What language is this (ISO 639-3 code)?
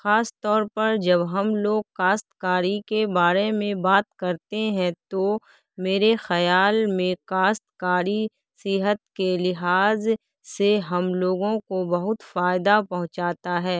urd